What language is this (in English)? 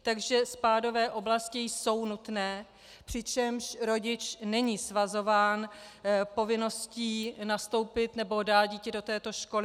Czech